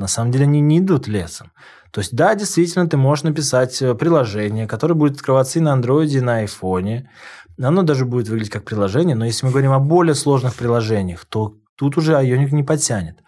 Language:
Russian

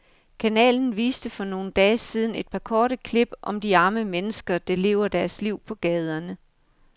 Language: Danish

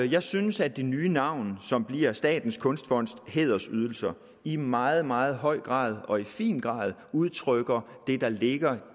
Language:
Danish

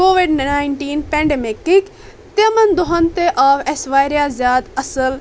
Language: Kashmiri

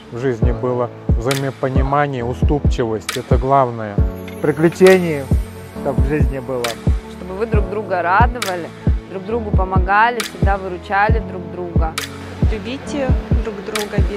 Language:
Russian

